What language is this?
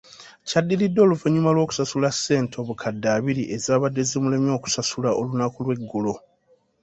Ganda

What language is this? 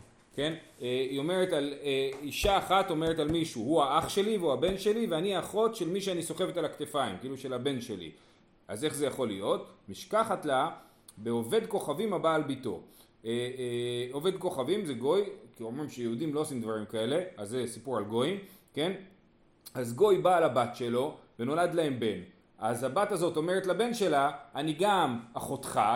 Hebrew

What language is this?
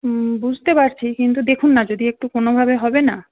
Bangla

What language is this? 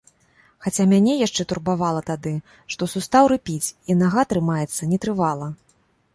Belarusian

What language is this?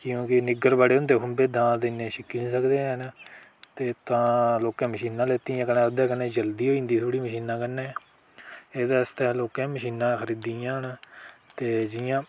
Dogri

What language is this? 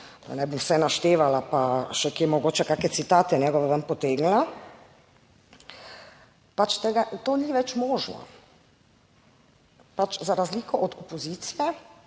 Slovenian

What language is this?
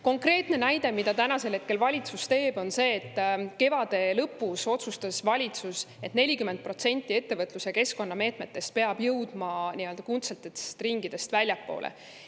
Estonian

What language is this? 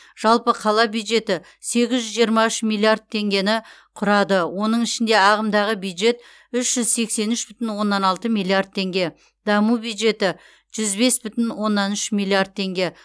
Kazakh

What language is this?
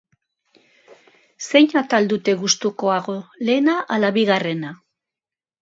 Basque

